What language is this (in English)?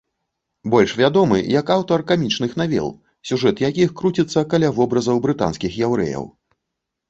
Belarusian